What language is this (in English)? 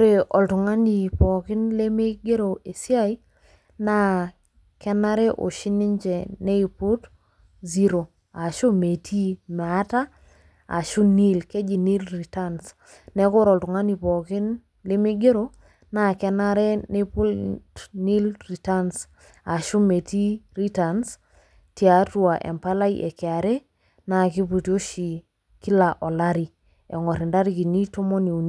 Masai